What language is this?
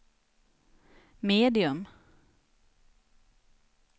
Swedish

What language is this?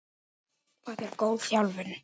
Icelandic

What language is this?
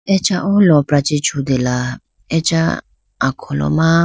Idu-Mishmi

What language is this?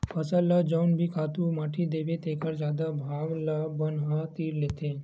Chhattisgarhi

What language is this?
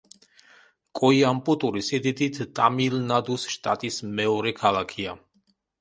Georgian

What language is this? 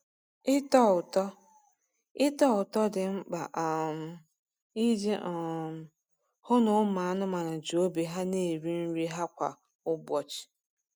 Igbo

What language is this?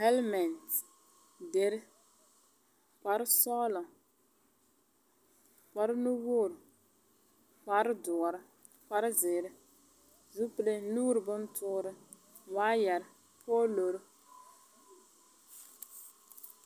Southern Dagaare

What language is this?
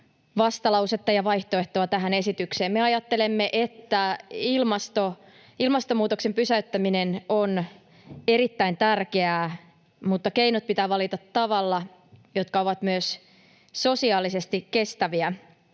Finnish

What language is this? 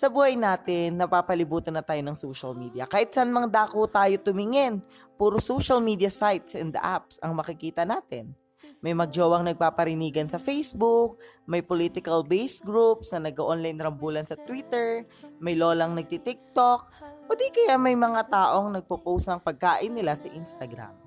Filipino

